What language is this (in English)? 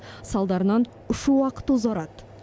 Kazakh